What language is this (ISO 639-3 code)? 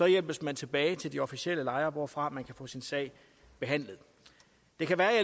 dan